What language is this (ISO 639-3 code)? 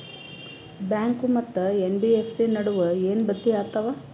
kan